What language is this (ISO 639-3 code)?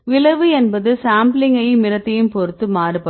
tam